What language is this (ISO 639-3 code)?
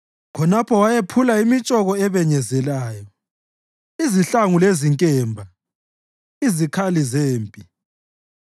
nde